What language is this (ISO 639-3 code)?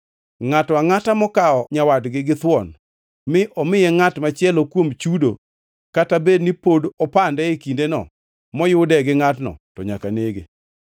luo